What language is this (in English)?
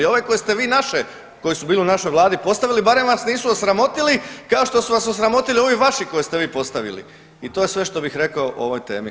Croatian